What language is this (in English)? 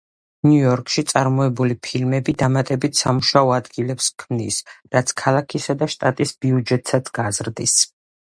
Georgian